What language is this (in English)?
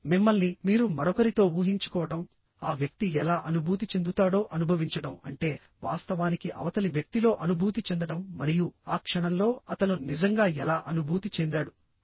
Telugu